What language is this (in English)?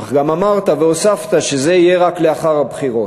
Hebrew